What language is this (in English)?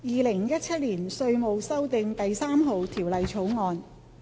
Cantonese